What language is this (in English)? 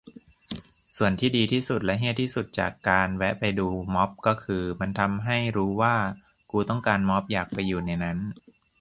Thai